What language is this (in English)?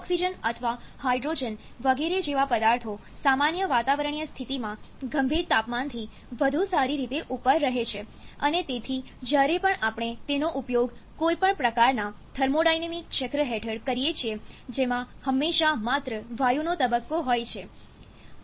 Gujarati